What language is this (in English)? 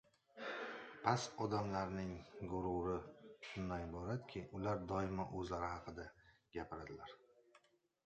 Uzbek